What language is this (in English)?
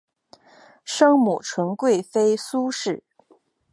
Chinese